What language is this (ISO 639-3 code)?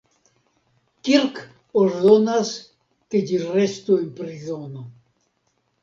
epo